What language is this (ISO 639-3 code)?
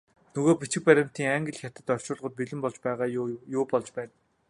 mon